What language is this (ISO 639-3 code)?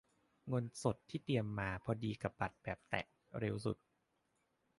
tha